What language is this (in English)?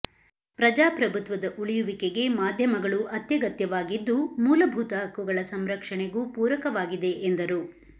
Kannada